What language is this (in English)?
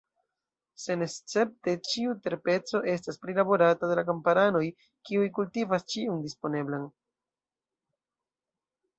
Esperanto